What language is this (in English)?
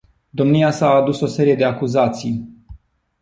Romanian